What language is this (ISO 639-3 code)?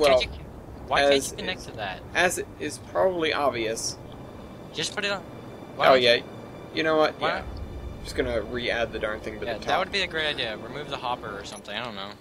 eng